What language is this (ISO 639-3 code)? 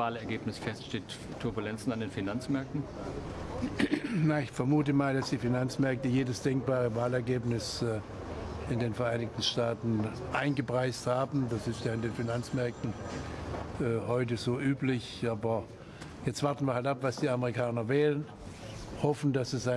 deu